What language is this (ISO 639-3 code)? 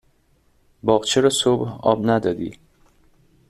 fas